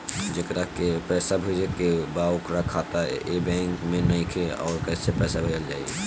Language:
Bhojpuri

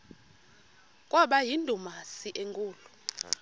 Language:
Xhosa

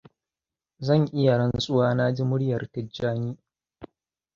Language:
Hausa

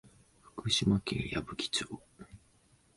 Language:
Japanese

